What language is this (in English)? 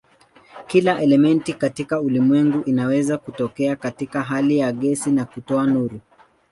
Swahili